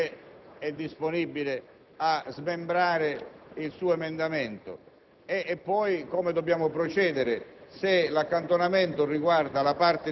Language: Italian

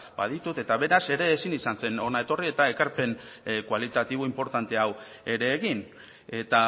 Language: Basque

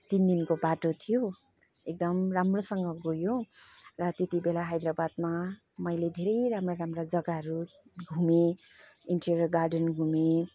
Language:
Nepali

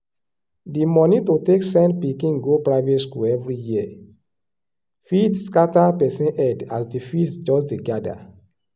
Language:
Nigerian Pidgin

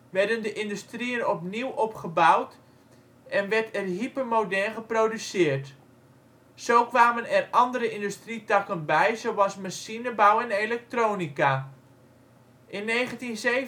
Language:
Dutch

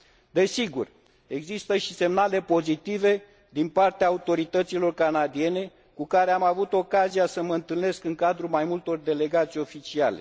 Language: Romanian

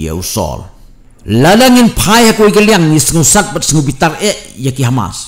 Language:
Indonesian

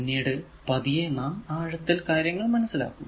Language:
Malayalam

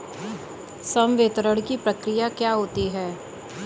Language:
Hindi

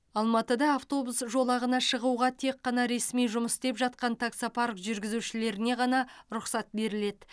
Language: Kazakh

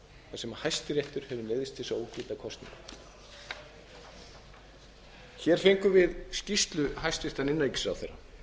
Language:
Icelandic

